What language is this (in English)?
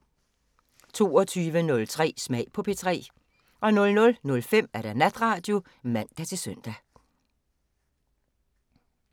Danish